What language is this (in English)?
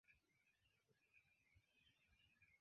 Esperanto